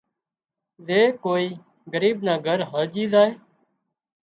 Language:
Wadiyara Koli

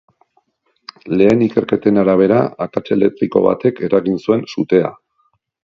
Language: Basque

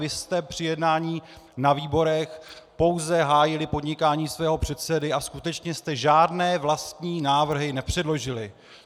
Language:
Czech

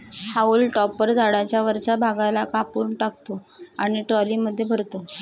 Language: Marathi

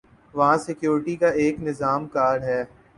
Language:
Urdu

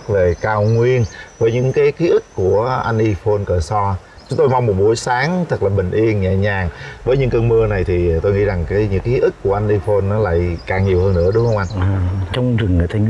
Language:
Vietnamese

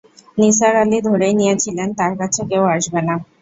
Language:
Bangla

